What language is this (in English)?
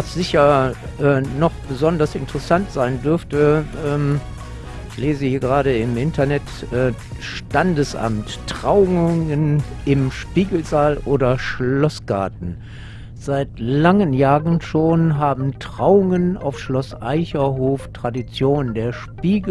German